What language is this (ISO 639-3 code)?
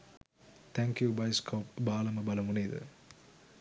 sin